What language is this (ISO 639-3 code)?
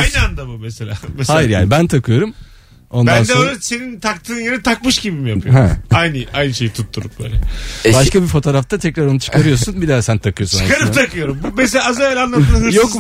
tur